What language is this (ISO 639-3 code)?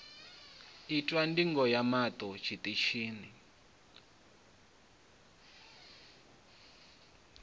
ven